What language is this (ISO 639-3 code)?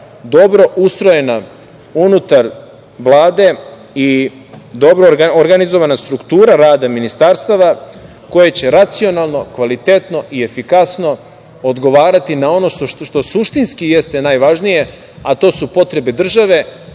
srp